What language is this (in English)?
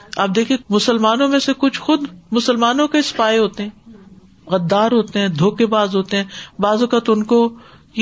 Urdu